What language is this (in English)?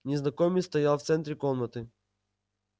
Russian